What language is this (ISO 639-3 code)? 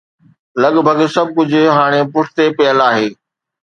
snd